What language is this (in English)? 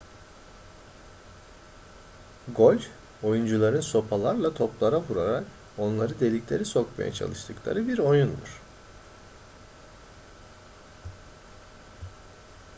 Turkish